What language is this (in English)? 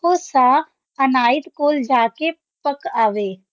Punjabi